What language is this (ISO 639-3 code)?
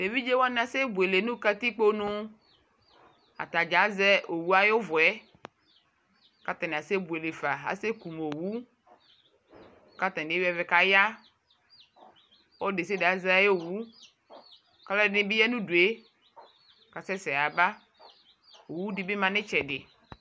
kpo